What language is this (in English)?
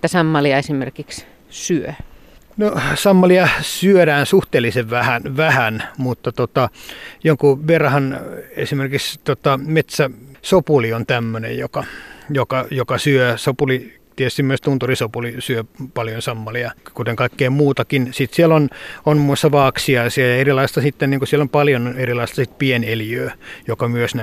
Finnish